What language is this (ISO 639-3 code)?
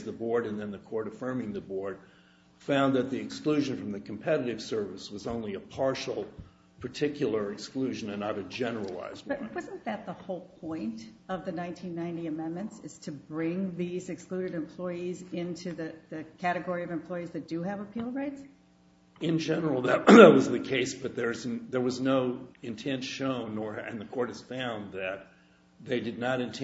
eng